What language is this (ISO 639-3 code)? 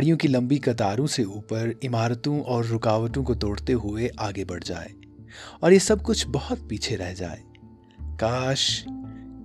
urd